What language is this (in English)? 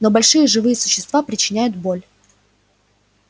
Russian